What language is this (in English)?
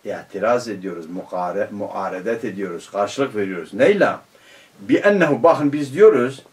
Turkish